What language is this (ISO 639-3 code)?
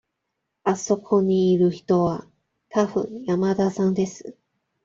jpn